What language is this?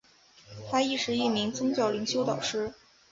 Chinese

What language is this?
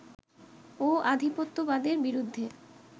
Bangla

